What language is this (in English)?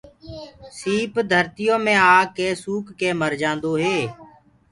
Gurgula